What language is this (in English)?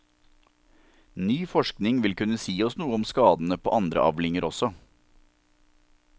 Norwegian